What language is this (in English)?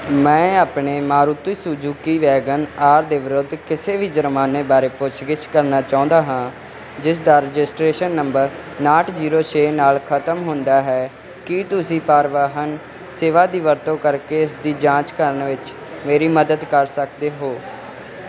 Punjabi